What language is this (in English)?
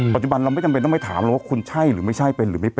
Thai